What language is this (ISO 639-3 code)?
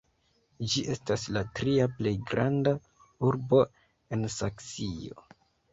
epo